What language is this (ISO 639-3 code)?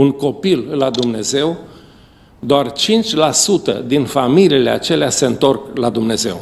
ron